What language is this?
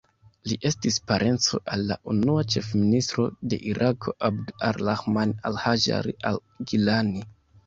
Esperanto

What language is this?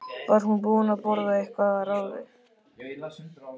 Icelandic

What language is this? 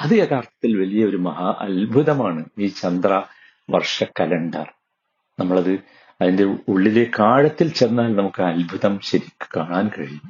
Malayalam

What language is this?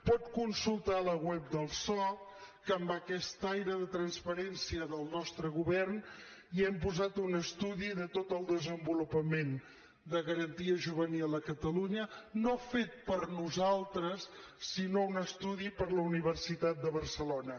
Catalan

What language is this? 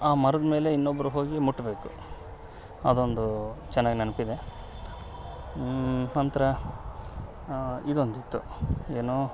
Kannada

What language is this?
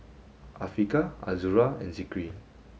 English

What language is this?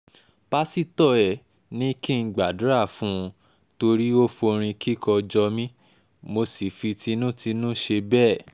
Yoruba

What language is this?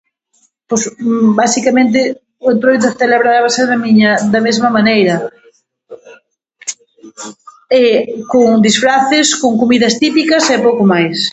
Galician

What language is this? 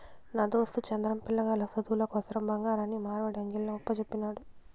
Telugu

